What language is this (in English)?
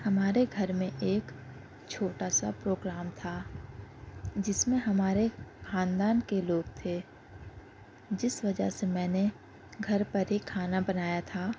Urdu